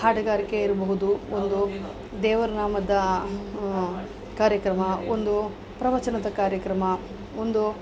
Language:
Kannada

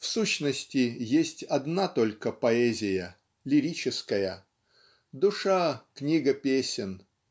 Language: Russian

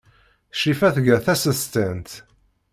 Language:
Kabyle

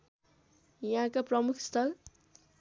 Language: Nepali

